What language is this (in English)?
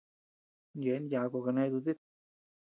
Tepeuxila Cuicatec